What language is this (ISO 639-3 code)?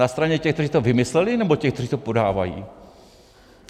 ces